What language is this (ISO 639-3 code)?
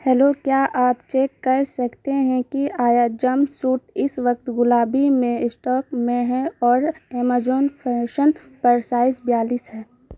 urd